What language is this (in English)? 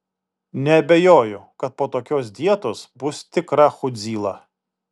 Lithuanian